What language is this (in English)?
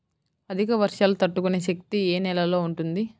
Telugu